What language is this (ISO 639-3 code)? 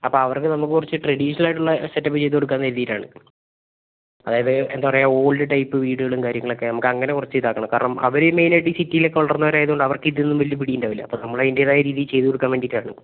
mal